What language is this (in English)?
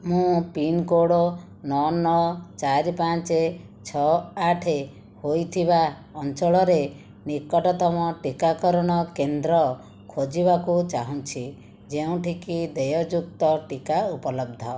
Odia